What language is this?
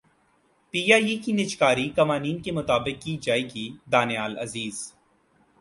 Urdu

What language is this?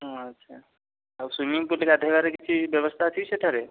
Odia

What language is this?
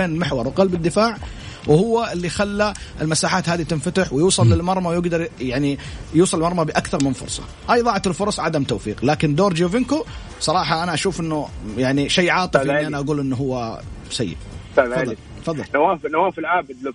Arabic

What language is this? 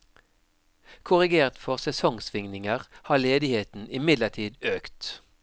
Norwegian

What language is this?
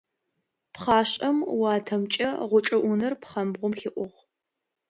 Adyghe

